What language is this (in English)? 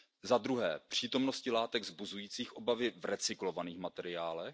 Czech